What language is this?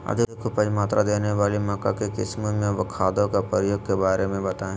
Magahi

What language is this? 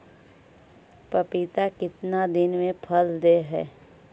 Magahi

